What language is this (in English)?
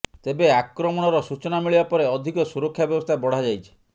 Odia